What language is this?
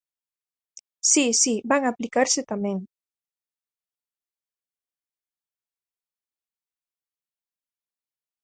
Galician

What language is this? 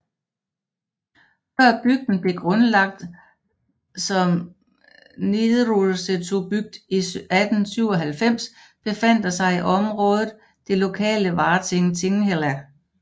Danish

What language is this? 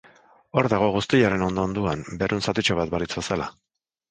Basque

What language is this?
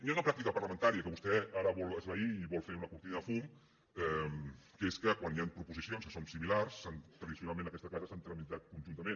Catalan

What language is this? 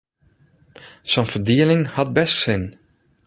Western Frisian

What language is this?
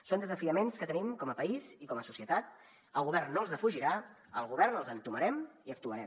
Catalan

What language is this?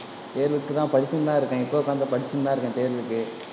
Tamil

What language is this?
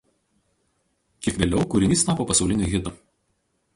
Lithuanian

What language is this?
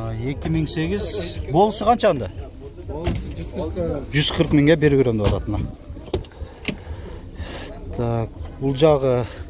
Turkish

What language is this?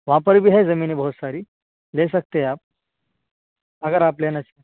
Urdu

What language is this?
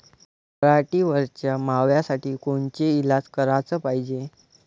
Marathi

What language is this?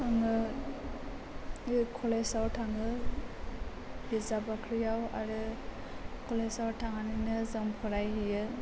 Bodo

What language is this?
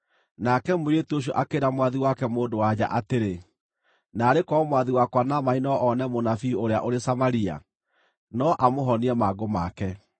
Kikuyu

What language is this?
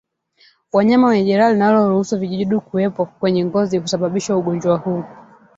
Swahili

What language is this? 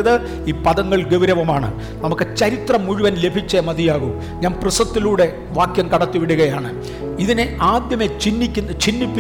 Malayalam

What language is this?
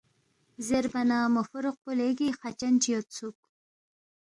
Balti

